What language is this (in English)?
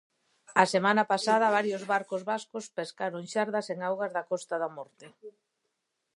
Galician